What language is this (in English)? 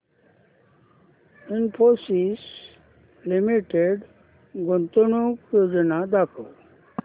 Marathi